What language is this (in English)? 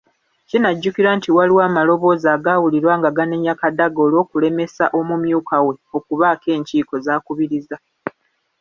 Ganda